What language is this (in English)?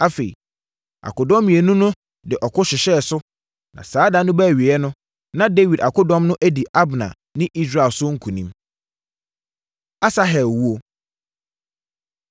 Akan